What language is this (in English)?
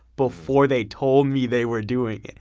English